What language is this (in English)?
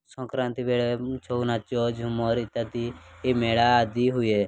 Odia